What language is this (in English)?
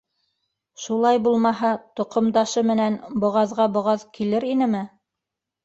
Bashkir